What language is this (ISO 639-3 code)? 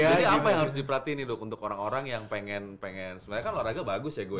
ind